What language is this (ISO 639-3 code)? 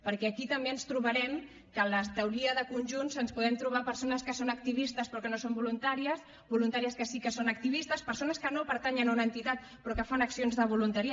cat